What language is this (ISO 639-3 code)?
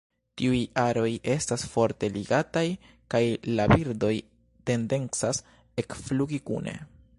epo